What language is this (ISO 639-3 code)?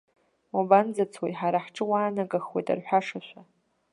abk